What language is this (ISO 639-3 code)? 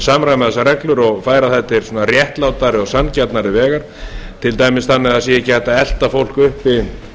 isl